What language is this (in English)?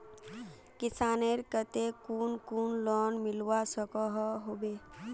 Magahi